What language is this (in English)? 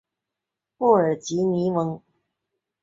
Chinese